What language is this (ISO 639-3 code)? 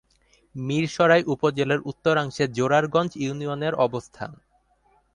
ben